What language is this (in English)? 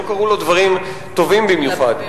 Hebrew